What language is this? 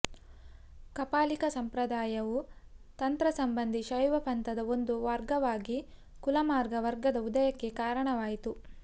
Kannada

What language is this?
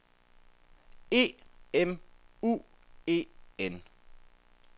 Danish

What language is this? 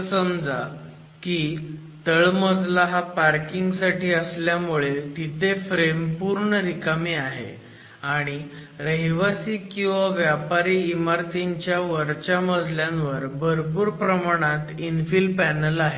Marathi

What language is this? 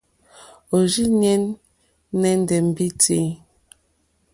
Mokpwe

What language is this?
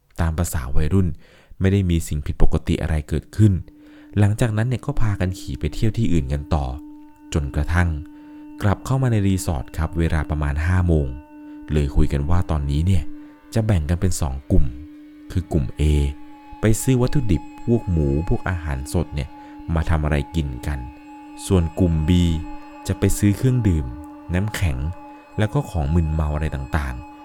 Thai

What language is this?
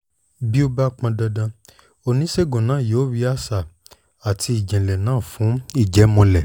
Yoruba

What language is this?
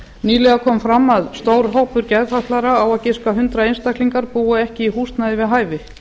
Icelandic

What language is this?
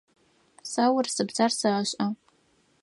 Adyghe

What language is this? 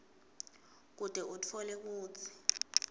Swati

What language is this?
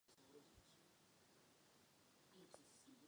Czech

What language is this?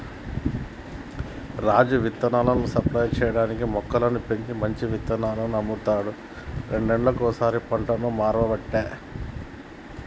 Telugu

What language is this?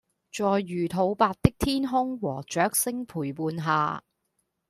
Cantonese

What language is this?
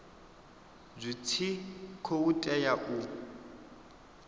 Venda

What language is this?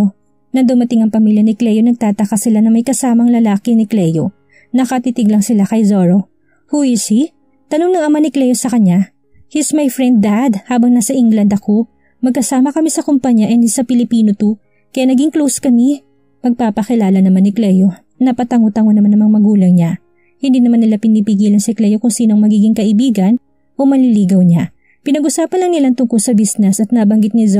Filipino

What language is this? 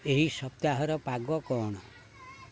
Odia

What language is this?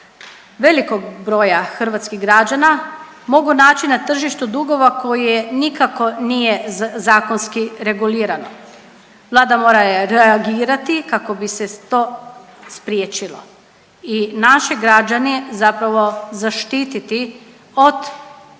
Croatian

